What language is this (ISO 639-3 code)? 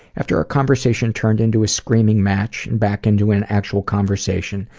eng